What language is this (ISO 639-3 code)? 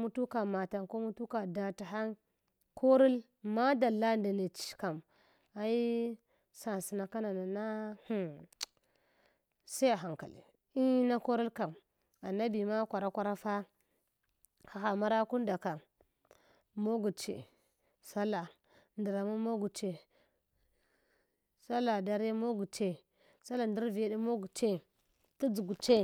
hwo